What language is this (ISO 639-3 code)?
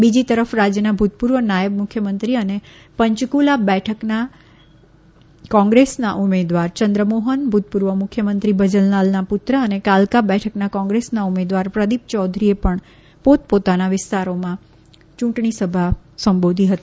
guj